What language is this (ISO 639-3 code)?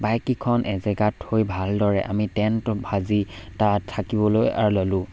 asm